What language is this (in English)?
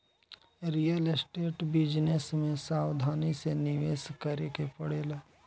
Bhojpuri